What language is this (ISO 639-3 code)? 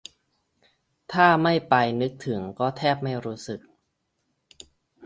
tha